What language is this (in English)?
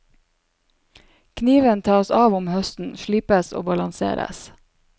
Norwegian